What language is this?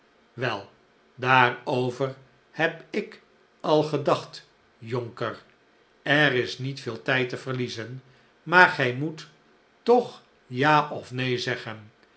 Dutch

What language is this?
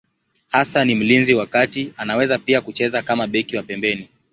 Swahili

